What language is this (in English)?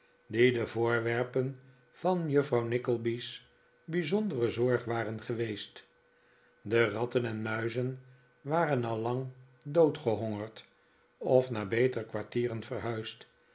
Dutch